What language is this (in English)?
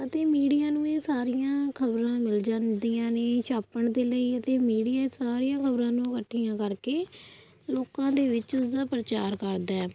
Punjabi